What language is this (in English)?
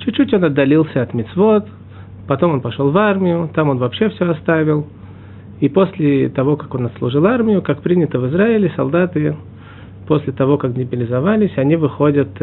Russian